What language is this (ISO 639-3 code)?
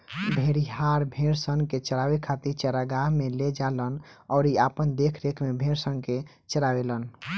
bho